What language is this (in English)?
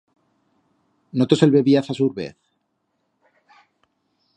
Aragonese